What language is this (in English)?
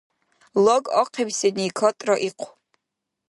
Dargwa